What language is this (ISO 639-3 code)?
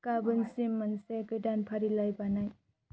brx